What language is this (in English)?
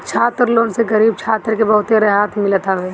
Bhojpuri